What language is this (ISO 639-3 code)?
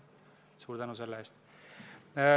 est